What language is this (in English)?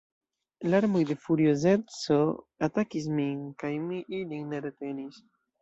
Esperanto